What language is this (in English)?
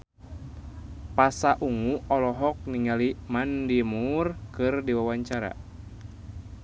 Sundanese